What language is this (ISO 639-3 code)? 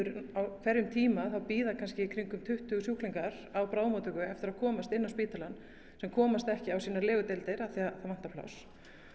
isl